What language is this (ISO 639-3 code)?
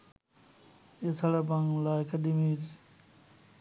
ben